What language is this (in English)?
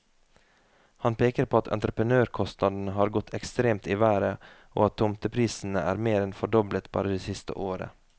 Norwegian